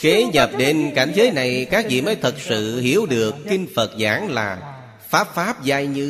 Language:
Vietnamese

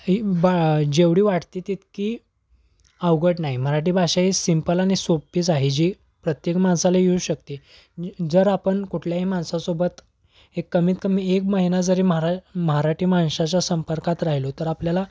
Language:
Marathi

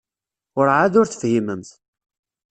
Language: Kabyle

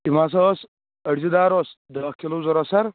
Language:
Kashmiri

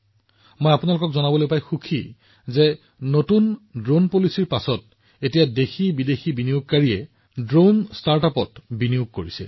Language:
Assamese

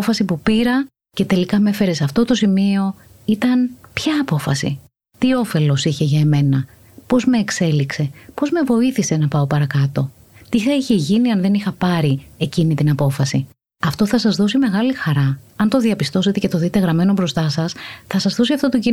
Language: Greek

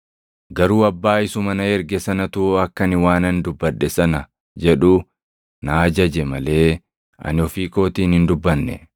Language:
Oromo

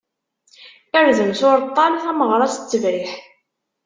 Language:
Kabyle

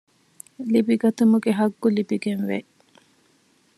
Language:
Divehi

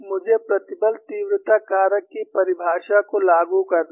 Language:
Hindi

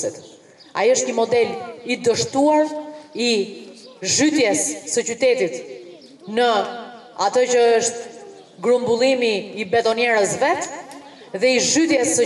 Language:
Lithuanian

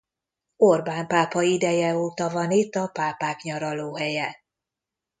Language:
Hungarian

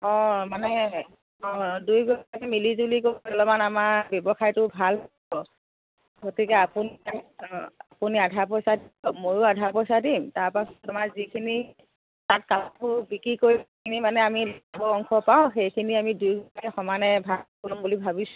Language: Assamese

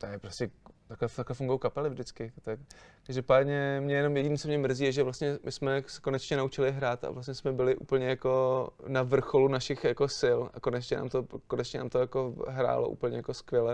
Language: Czech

